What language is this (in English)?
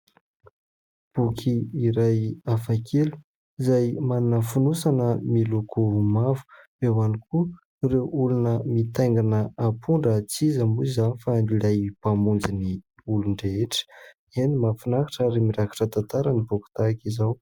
Malagasy